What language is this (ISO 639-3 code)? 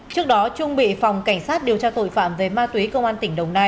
vie